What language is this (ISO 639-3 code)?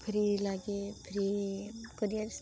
ori